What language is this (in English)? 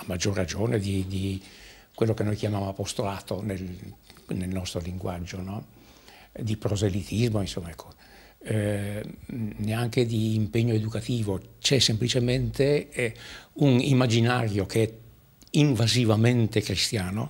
Italian